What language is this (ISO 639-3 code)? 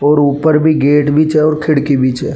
raj